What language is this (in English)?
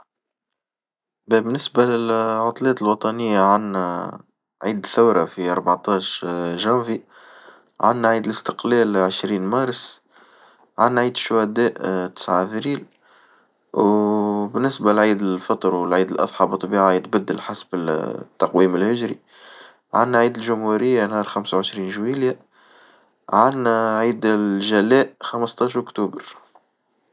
Tunisian Arabic